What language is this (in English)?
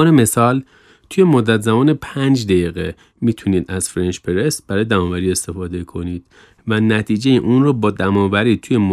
Persian